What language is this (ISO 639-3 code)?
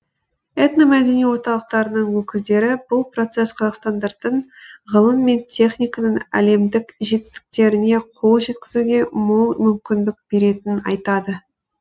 kaz